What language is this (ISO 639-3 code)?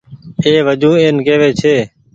gig